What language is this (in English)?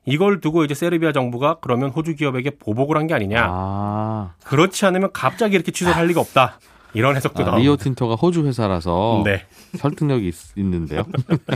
Korean